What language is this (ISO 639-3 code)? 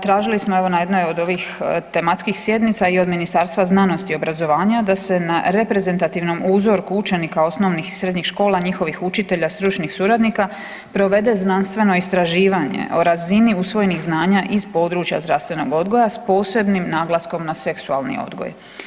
hrv